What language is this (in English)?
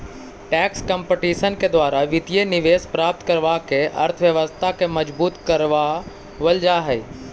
Magahi